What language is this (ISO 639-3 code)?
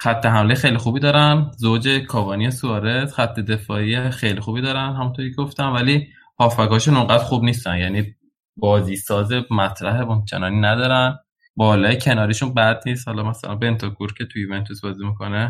fas